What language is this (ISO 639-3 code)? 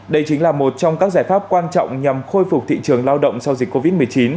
vie